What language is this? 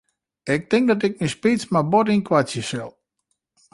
Western Frisian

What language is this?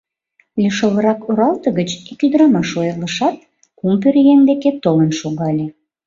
Mari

